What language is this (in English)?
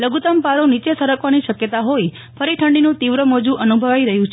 Gujarati